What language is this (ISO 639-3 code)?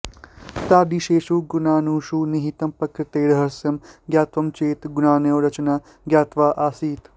san